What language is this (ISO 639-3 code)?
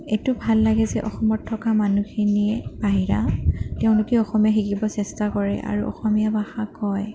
asm